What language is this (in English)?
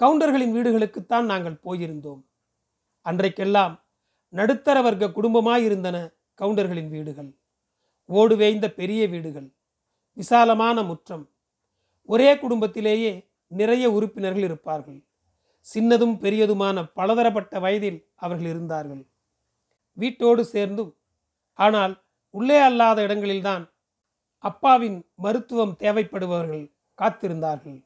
Tamil